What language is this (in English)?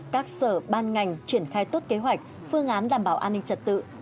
Vietnamese